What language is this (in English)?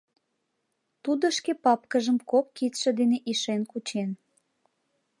Mari